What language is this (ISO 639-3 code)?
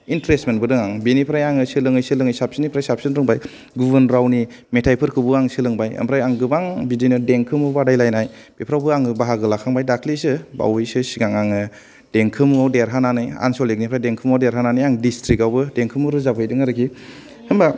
brx